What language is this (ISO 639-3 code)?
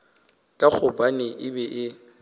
nso